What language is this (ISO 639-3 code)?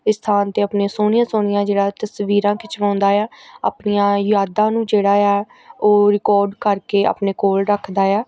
pan